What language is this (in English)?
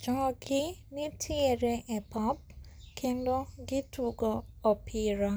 Luo (Kenya and Tanzania)